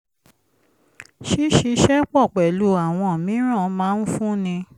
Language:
Yoruba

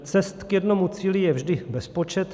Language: Czech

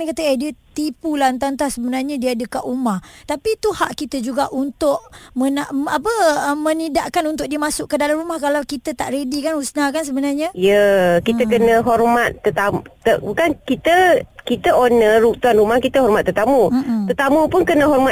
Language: Malay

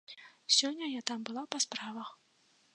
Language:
Belarusian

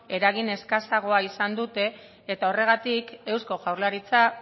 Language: Basque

